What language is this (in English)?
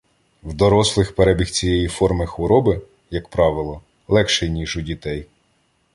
Ukrainian